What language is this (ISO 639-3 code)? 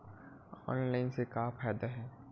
hne